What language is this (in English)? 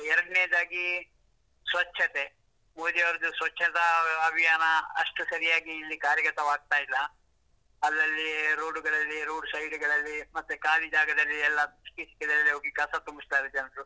Kannada